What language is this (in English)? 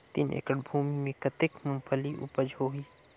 Chhattisgarhi